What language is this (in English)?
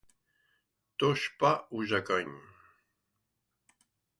French